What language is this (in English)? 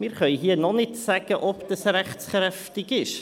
Swiss German